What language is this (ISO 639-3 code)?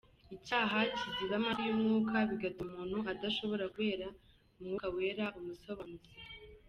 kin